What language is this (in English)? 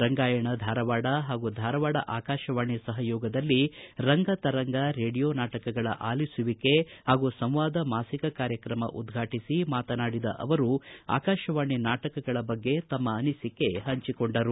Kannada